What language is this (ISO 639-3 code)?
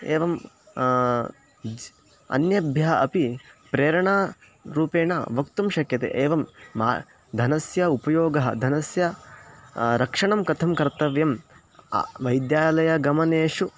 san